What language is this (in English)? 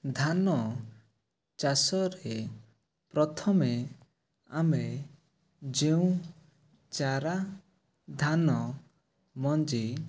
Odia